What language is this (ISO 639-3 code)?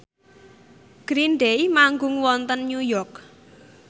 jav